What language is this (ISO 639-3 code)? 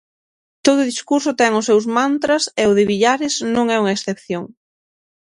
glg